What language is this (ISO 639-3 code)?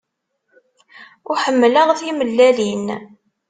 kab